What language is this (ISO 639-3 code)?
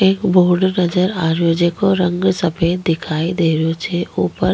raj